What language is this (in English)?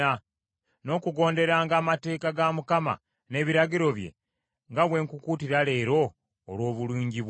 Ganda